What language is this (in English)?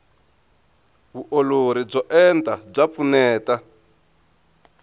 Tsonga